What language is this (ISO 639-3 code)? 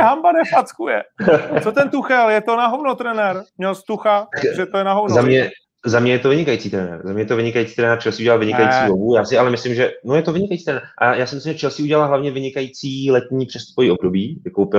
ces